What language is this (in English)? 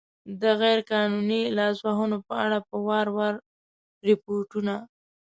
Pashto